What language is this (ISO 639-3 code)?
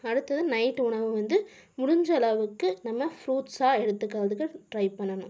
tam